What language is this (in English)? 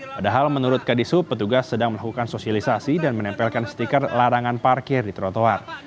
Indonesian